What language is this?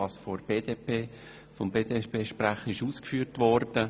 Swiss German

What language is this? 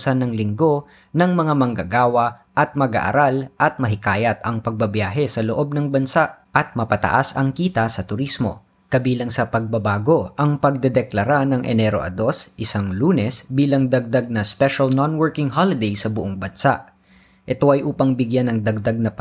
Filipino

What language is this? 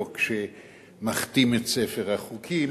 Hebrew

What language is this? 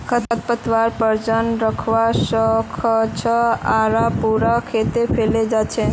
Magahi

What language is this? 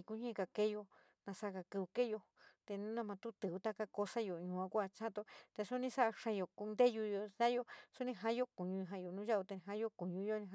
San Miguel El Grande Mixtec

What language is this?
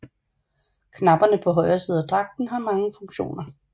Danish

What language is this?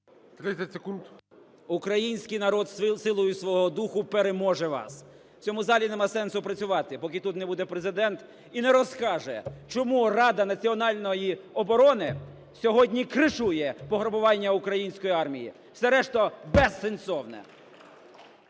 Ukrainian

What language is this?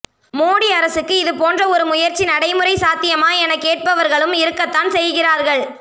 Tamil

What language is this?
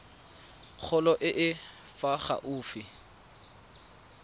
Tswana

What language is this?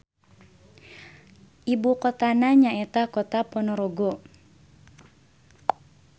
Sundanese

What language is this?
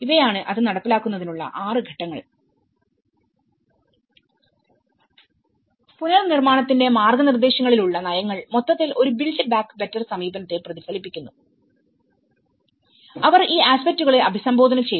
Malayalam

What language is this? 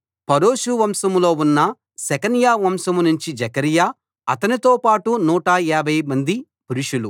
Telugu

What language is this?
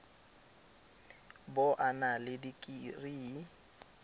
Tswana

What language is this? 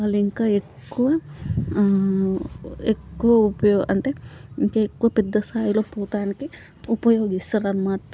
Telugu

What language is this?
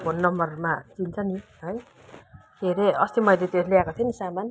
Nepali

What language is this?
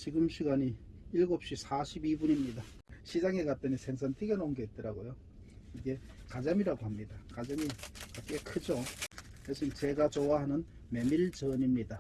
Korean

